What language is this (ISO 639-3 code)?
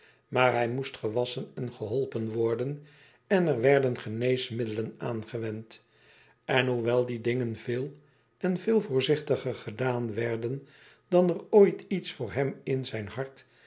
nld